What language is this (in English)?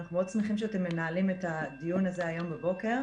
Hebrew